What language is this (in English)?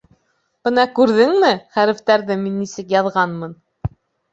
Bashkir